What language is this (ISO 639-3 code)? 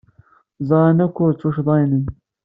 kab